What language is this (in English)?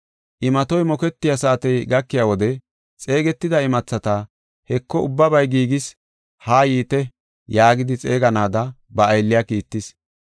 Gofa